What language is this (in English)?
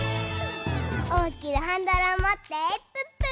Japanese